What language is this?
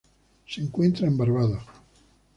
Spanish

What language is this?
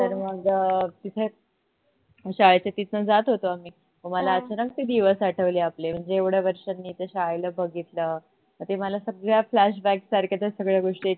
Marathi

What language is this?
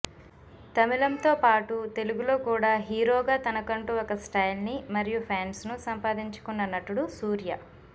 Telugu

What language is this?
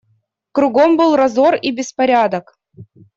Russian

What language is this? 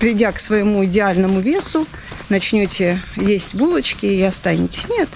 Russian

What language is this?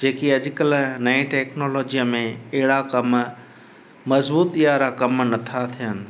Sindhi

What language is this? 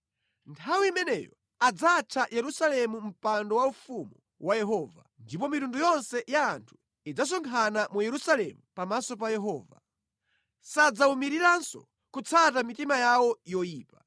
Nyanja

